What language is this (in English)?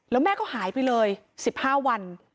Thai